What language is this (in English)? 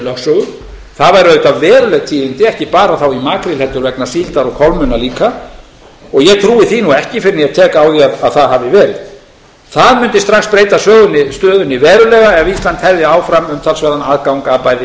Icelandic